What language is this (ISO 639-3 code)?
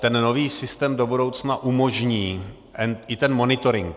ces